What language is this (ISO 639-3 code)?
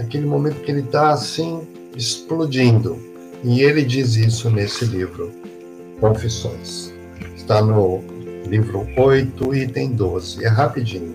por